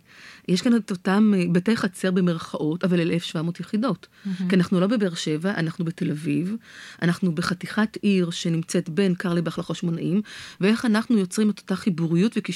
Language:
Hebrew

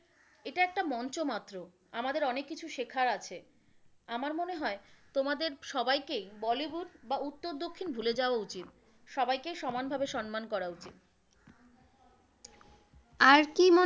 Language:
Bangla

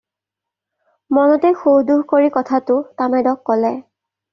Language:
Assamese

